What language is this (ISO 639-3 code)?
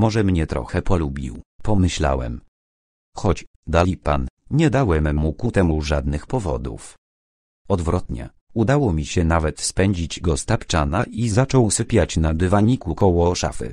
pol